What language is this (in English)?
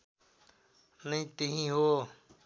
Nepali